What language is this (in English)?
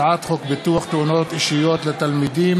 Hebrew